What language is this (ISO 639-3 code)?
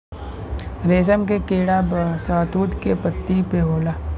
bho